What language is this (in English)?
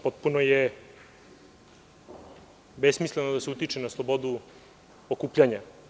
Serbian